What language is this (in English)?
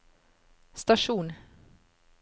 Norwegian